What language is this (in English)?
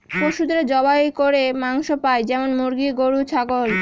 Bangla